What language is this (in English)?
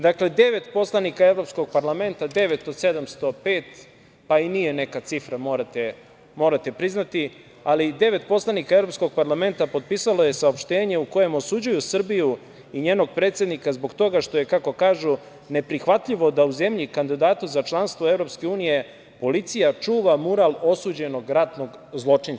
Serbian